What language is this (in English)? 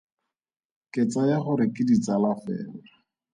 Tswana